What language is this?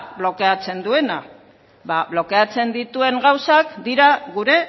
Basque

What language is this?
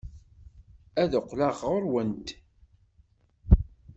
Kabyle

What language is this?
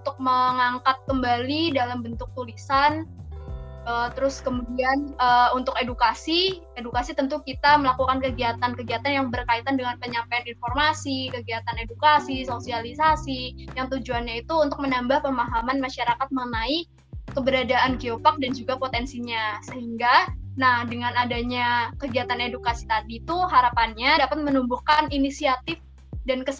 Indonesian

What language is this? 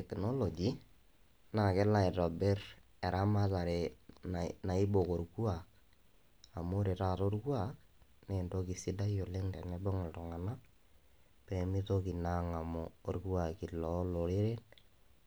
Masai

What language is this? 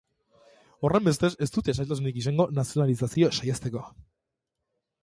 Basque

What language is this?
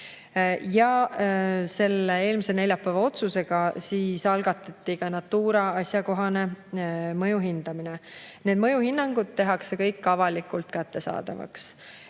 Estonian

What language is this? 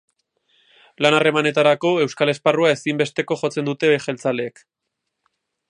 Basque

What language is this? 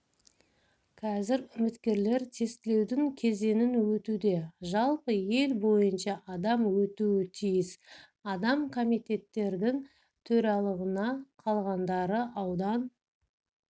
Kazakh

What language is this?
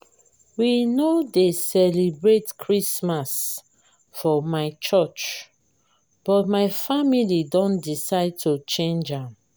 Nigerian Pidgin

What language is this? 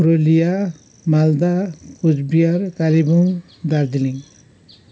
Nepali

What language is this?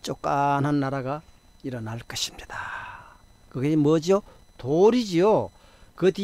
Korean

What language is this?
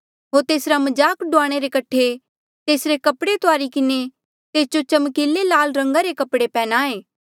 Mandeali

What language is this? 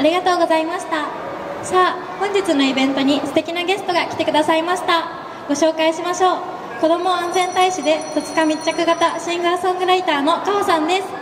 Japanese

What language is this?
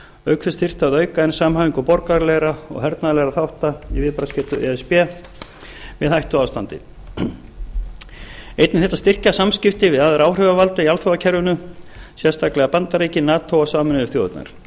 Icelandic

